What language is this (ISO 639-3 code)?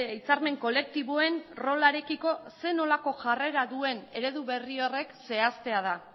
eus